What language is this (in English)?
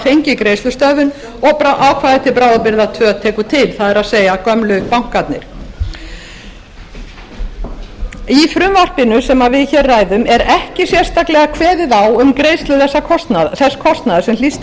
Icelandic